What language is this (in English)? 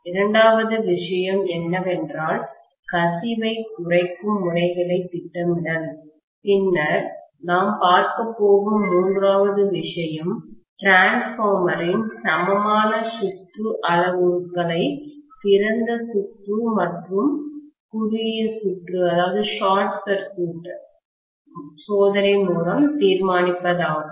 Tamil